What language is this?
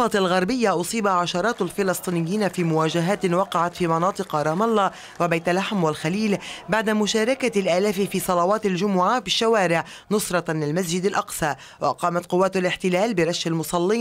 Arabic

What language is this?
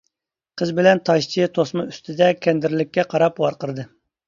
Uyghur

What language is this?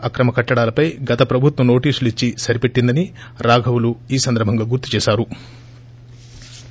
Telugu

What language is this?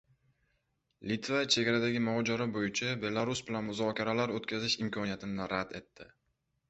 Uzbek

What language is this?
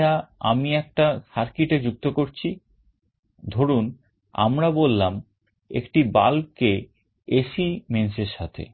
Bangla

